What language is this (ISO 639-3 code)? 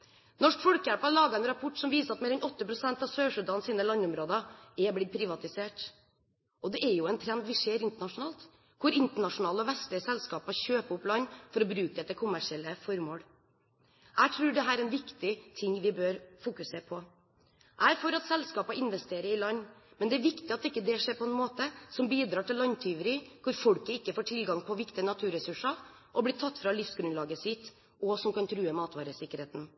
nob